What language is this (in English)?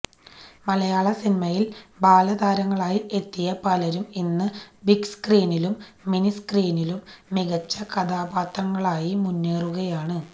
Malayalam